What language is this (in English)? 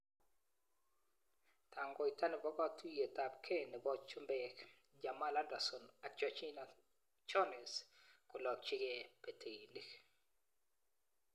Kalenjin